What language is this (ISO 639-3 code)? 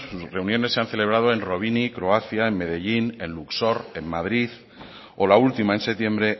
spa